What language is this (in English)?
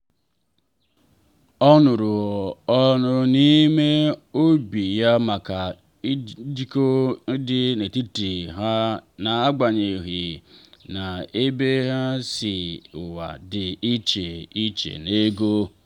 Igbo